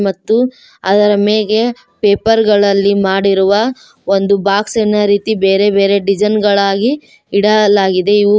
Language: Kannada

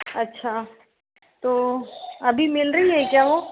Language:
Hindi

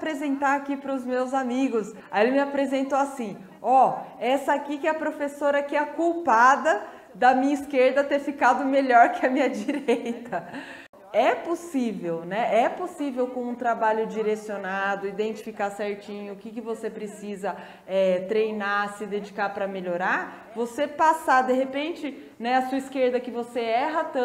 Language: Portuguese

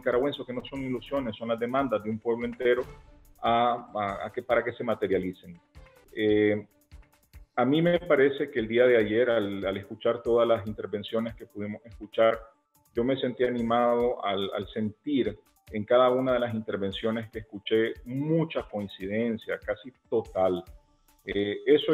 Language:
Spanish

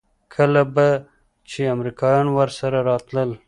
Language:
Pashto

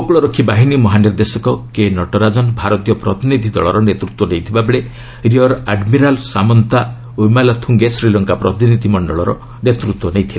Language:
Odia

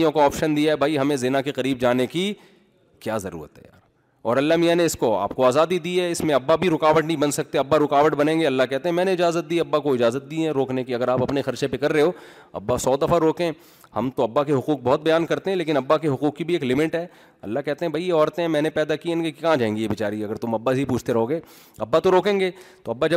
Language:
Urdu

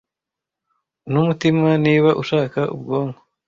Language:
Kinyarwanda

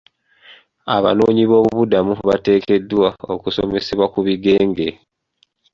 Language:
Ganda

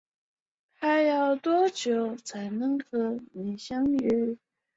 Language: Chinese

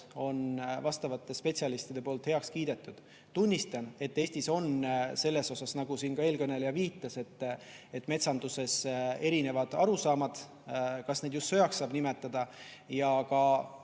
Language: Estonian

